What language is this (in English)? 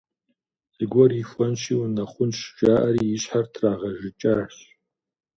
Kabardian